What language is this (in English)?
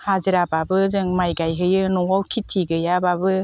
Bodo